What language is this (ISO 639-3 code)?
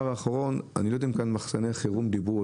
heb